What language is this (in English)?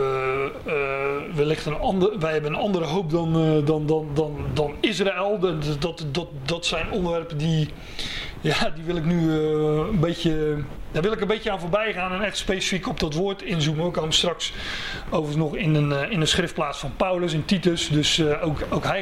Dutch